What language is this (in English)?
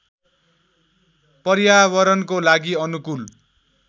Nepali